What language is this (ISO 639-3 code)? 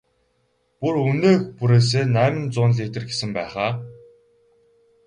mon